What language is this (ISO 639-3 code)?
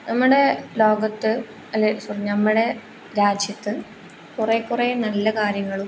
mal